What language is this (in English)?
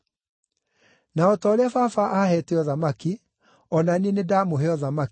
Kikuyu